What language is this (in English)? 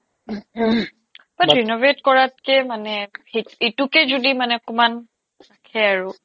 Assamese